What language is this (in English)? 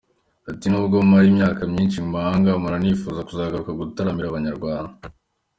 Kinyarwanda